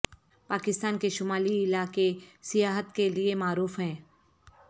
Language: Urdu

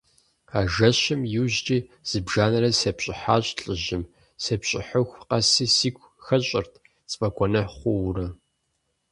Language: Kabardian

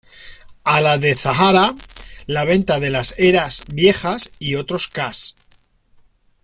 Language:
Spanish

